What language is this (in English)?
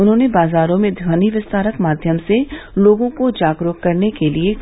Hindi